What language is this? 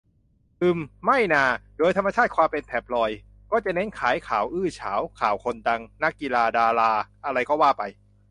Thai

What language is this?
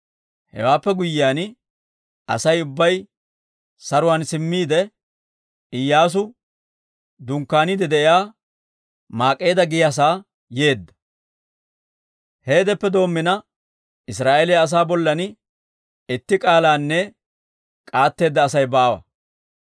Dawro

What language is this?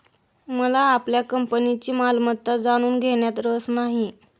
Marathi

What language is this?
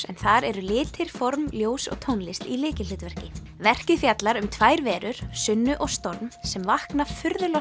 Icelandic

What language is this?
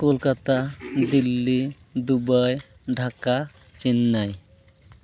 Santali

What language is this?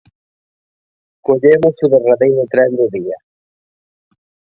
Galician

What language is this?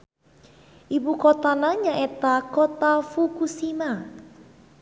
Sundanese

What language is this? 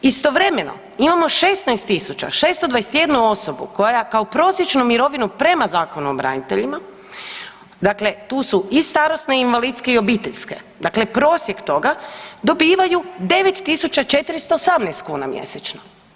Croatian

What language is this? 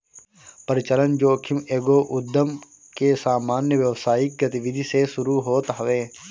Bhojpuri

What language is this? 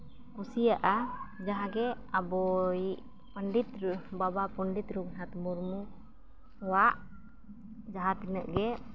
Santali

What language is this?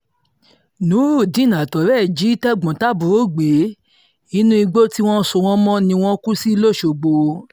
Yoruba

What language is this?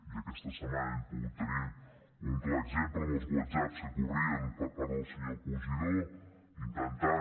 Catalan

